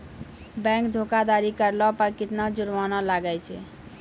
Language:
Maithili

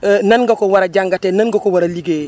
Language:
Wolof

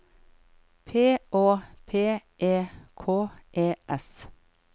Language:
Norwegian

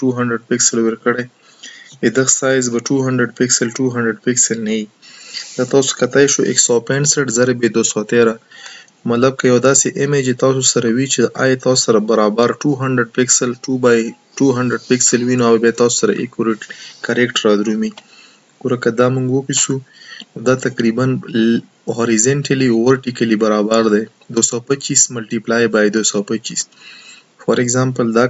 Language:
Romanian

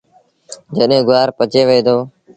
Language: Sindhi Bhil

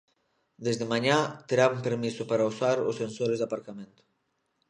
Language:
Galician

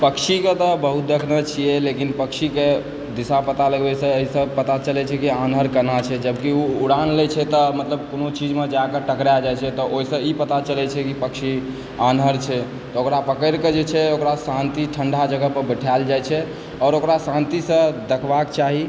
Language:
Maithili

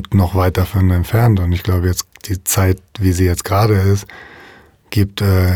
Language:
German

